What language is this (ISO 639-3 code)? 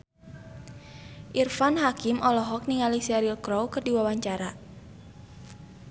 sun